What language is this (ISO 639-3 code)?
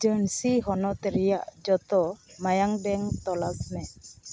sat